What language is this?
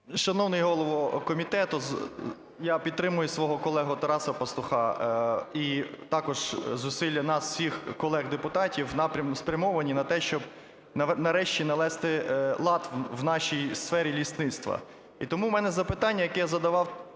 Ukrainian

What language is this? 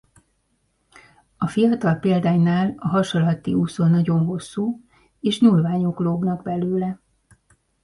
Hungarian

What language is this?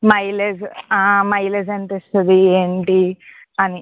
Telugu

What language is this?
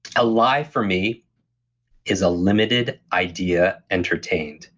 English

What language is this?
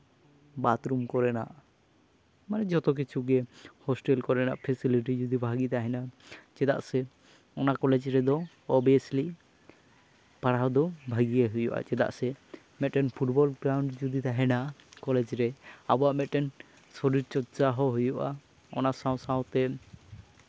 Santali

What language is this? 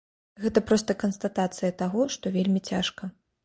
Belarusian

